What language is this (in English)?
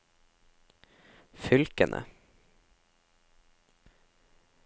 Norwegian